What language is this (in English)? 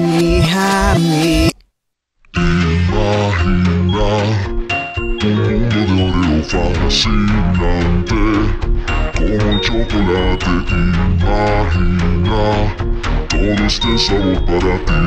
Romanian